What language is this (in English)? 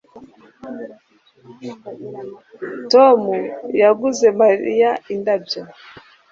Kinyarwanda